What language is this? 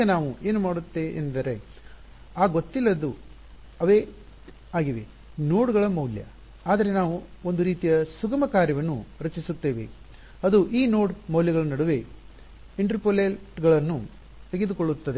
Kannada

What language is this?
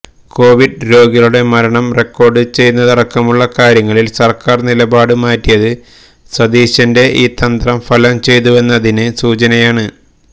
Malayalam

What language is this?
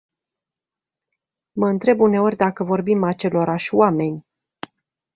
Romanian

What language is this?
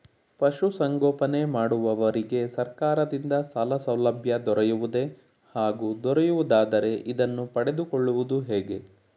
Kannada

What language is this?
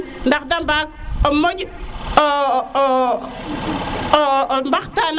Serer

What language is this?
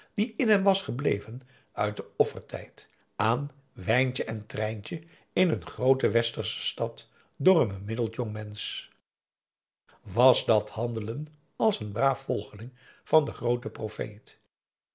Dutch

